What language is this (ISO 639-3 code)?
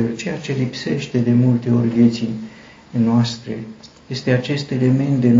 ron